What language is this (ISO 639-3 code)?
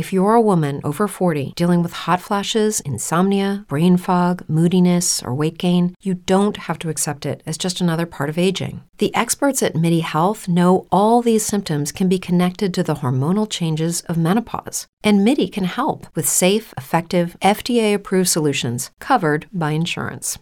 ara